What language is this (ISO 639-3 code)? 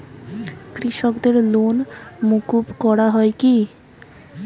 ben